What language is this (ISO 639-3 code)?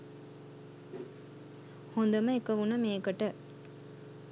sin